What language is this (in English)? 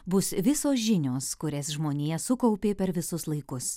Lithuanian